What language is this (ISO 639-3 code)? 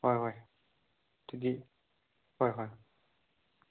mni